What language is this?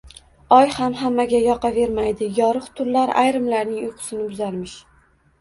Uzbek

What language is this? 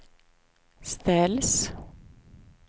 Swedish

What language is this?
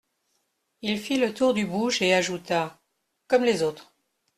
French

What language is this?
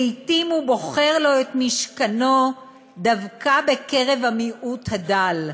Hebrew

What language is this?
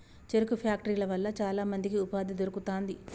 Telugu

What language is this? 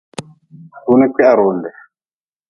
Nawdm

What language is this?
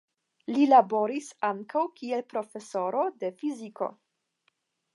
Esperanto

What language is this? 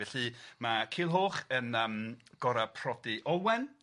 Welsh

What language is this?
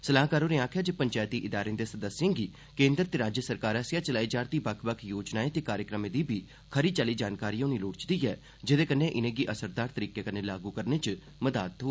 Dogri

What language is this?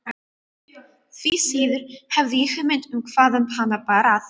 Icelandic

